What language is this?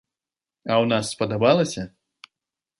Belarusian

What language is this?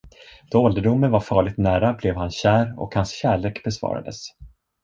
Swedish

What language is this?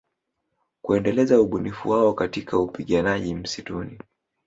Swahili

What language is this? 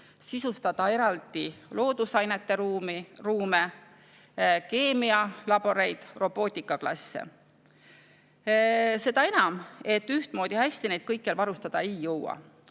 Estonian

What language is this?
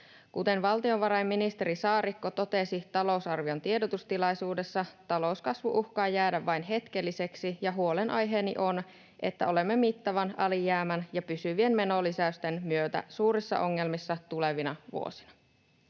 Finnish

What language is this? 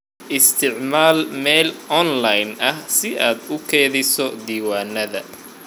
Somali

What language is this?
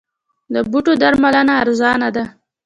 Pashto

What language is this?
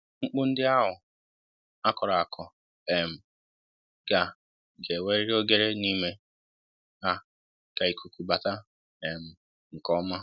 Igbo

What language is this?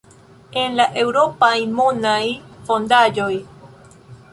Esperanto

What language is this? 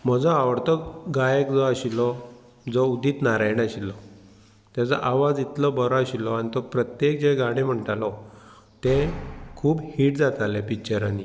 Konkani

